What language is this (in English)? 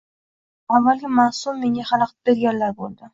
Uzbek